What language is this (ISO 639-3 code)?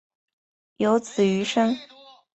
zho